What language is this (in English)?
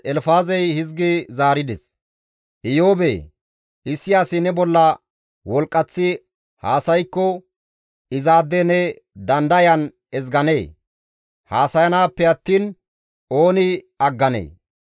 Gamo